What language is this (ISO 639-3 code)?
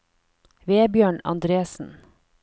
nor